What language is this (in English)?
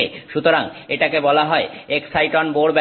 Bangla